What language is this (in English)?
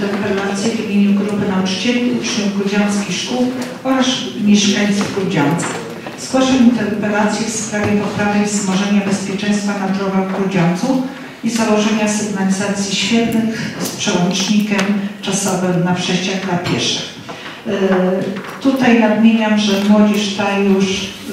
Polish